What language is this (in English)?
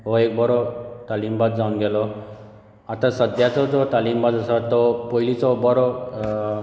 Konkani